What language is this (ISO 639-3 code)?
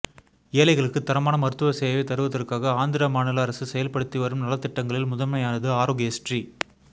tam